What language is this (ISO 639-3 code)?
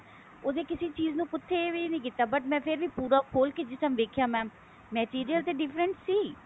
pan